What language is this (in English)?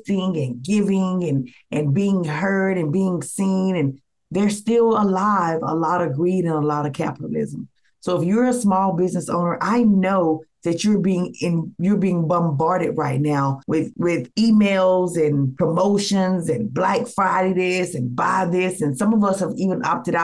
English